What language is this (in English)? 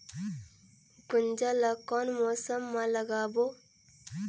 Chhattisgarhi